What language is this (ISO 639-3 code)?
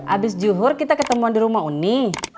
ind